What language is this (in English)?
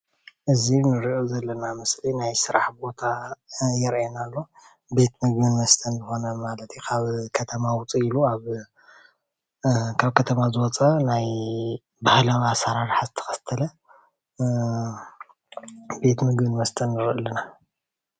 Tigrinya